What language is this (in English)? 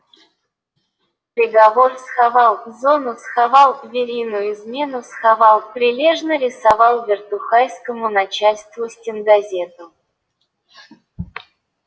Russian